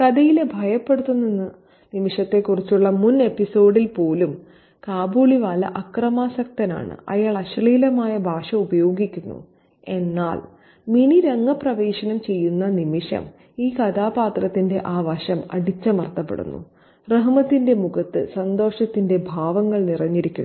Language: Malayalam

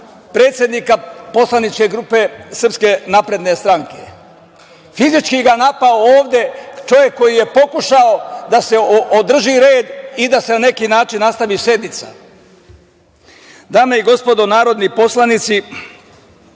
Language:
Serbian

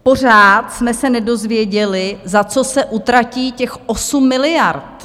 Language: Czech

